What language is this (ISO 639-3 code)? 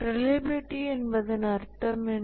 tam